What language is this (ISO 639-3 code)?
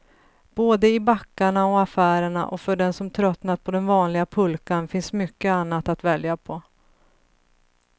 swe